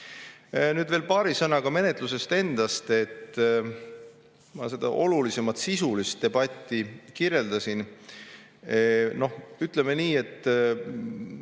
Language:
Estonian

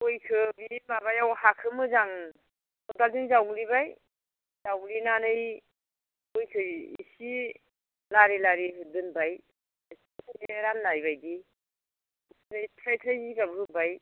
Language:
Bodo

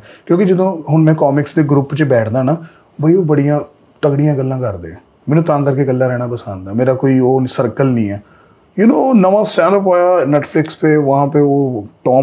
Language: Punjabi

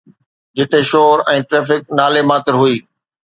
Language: Sindhi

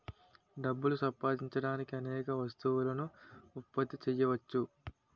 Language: Telugu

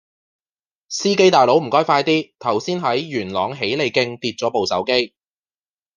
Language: Cantonese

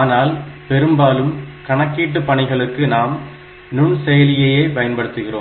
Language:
Tamil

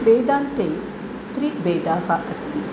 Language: Sanskrit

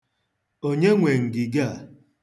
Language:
Igbo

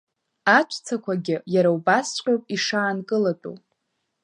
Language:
Abkhazian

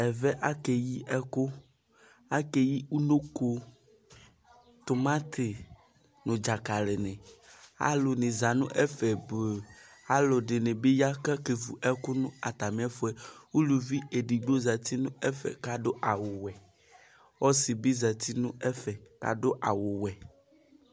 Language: Ikposo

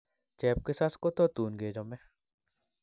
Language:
Kalenjin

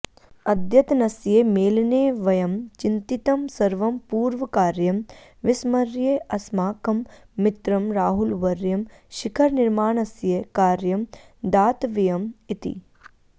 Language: Sanskrit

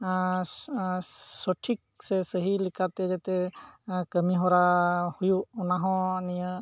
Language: Santali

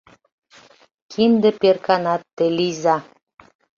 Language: Mari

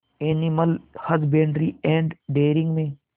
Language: Hindi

